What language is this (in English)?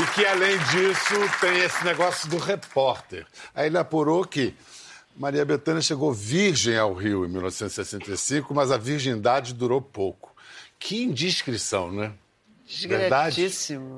Portuguese